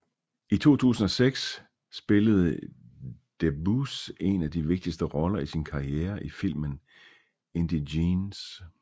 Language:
Danish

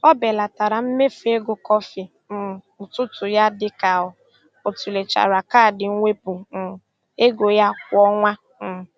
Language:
Igbo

